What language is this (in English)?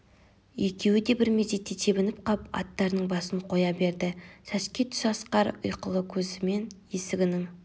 Kazakh